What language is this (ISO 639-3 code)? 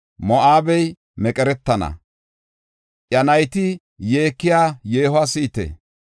gof